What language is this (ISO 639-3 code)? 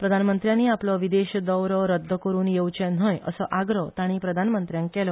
kok